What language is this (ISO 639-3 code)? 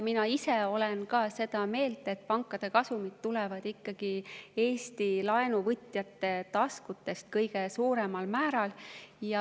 est